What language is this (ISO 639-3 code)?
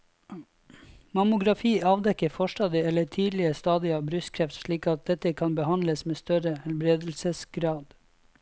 nor